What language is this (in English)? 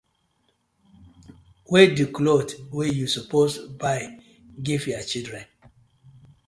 Nigerian Pidgin